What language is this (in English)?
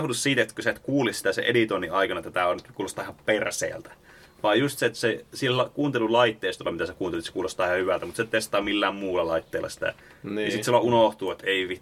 Finnish